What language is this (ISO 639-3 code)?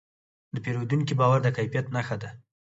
pus